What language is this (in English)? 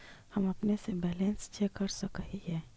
Magahi